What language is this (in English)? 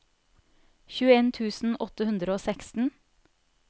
Norwegian